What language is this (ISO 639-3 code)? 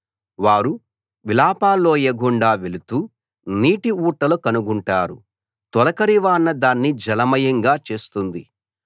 tel